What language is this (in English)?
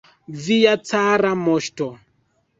Esperanto